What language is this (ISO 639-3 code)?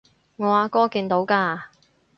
yue